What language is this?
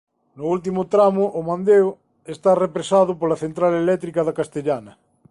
Galician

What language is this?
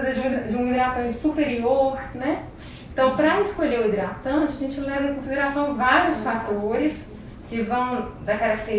Portuguese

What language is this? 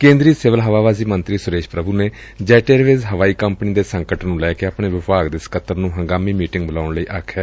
Punjabi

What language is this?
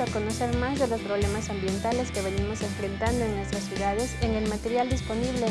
Spanish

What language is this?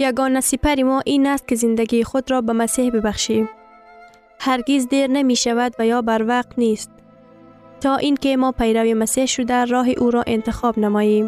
Persian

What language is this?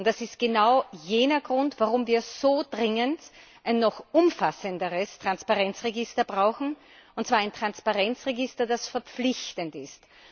German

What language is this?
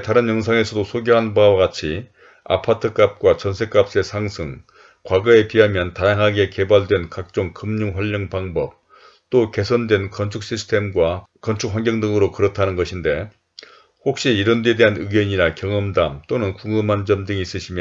Korean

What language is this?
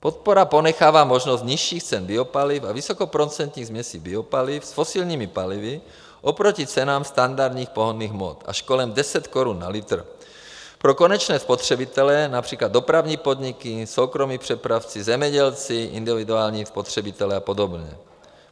Czech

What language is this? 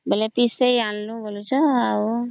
Odia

